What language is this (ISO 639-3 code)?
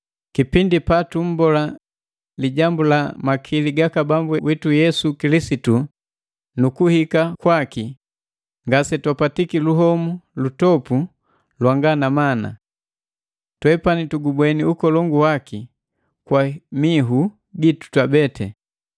mgv